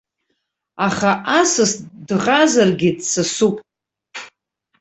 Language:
Abkhazian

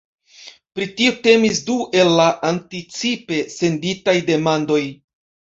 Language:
Esperanto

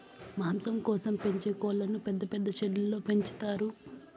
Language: Telugu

